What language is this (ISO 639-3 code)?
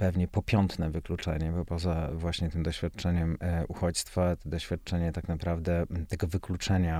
pol